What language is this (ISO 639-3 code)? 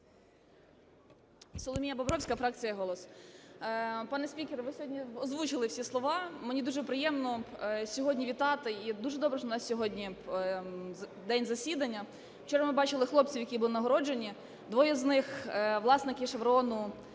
ukr